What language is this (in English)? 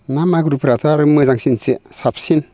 Bodo